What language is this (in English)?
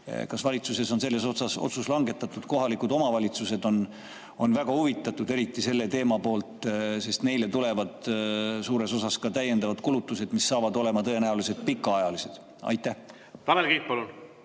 Estonian